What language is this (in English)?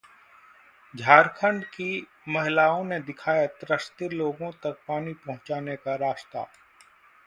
Hindi